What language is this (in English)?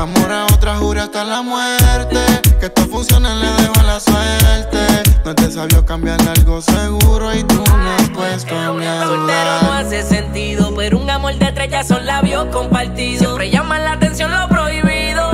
Italian